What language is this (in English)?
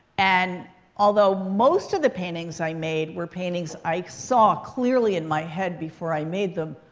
English